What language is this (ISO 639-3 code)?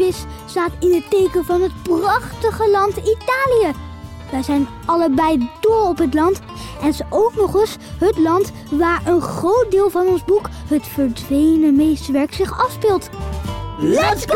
nld